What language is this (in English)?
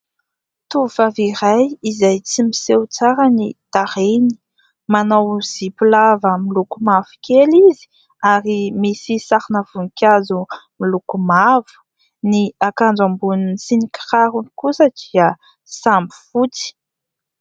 Malagasy